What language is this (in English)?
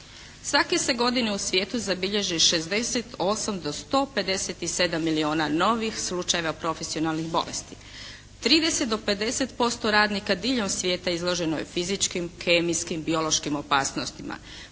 Croatian